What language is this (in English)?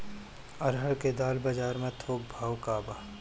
Bhojpuri